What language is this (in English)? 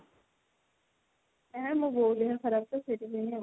Odia